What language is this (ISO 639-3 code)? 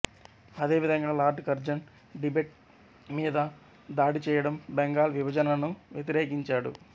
tel